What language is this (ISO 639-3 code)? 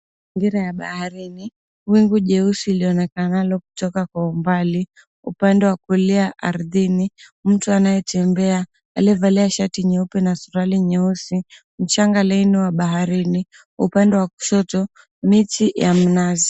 swa